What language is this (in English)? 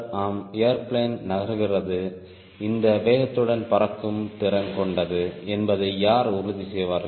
Tamil